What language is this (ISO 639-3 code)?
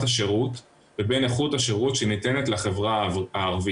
heb